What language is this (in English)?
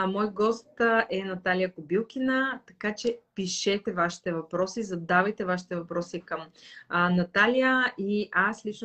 Bulgarian